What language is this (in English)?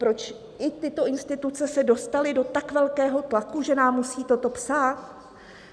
Czech